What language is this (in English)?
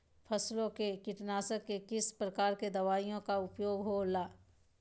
Magahi